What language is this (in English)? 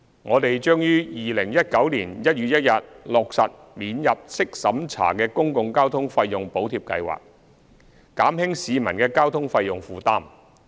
Cantonese